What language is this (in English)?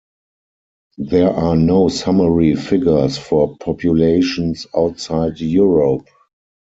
English